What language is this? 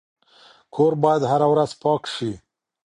Pashto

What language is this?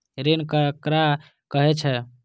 Maithili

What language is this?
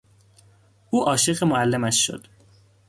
Persian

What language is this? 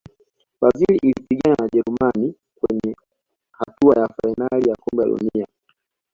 Swahili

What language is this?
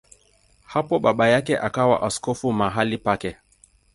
Swahili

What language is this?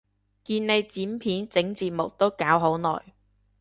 Cantonese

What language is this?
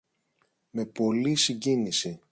Greek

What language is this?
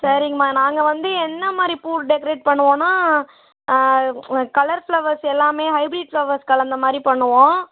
Tamil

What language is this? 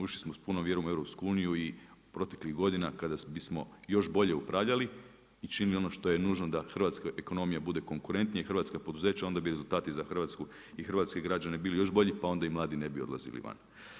Croatian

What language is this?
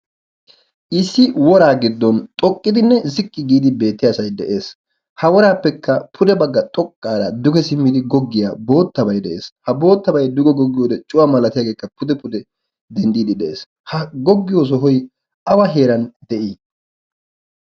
Wolaytta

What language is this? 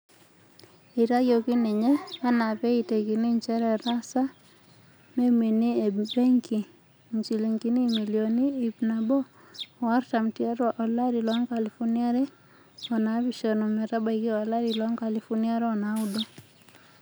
Masai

